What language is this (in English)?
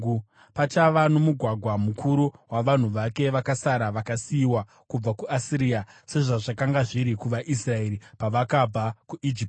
Shona